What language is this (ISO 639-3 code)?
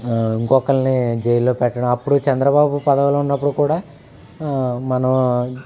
tel